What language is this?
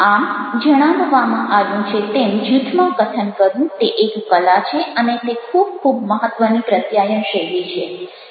Gujarati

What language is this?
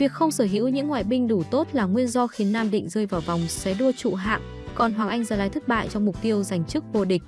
Vietnamese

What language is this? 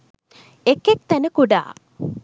Sinhala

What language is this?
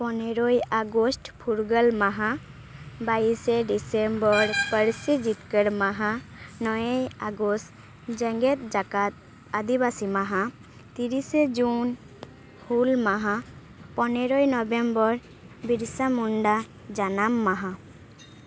Santali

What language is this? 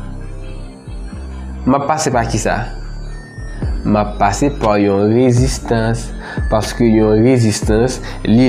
French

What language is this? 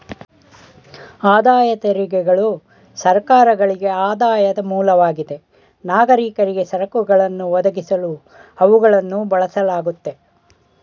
Kannada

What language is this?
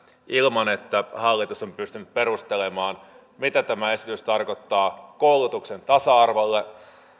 Finnish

